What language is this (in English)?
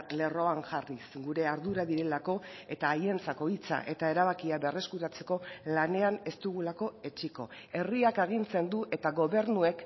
Basque